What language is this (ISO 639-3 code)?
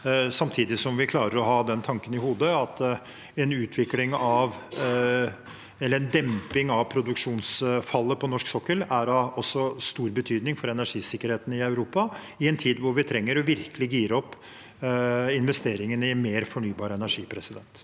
nor